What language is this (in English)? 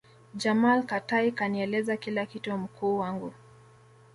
Swahili